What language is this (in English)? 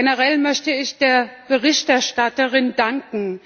German